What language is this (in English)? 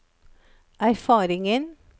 Norwegian